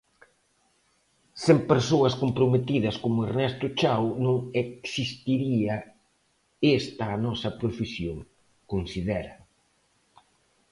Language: Galician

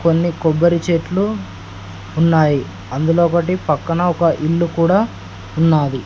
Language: Telugu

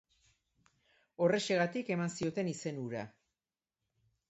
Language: Basque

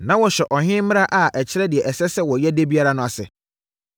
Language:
Akan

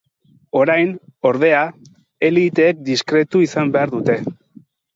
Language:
Basque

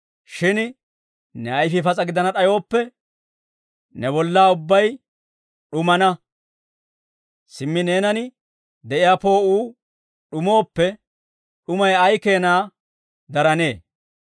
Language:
Dawro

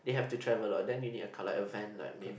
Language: English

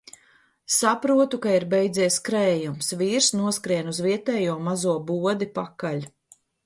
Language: Latvian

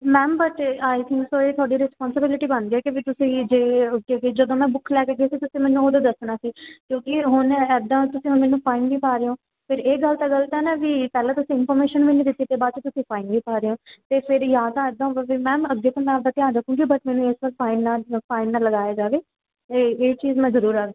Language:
Punjabi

